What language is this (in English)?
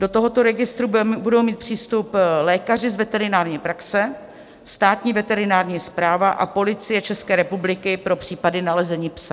Czech